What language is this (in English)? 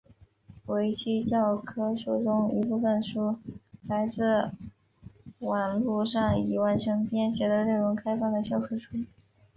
Chinese